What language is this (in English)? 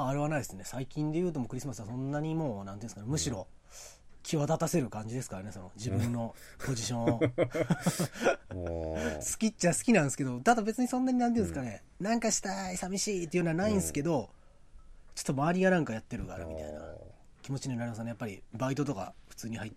Japanese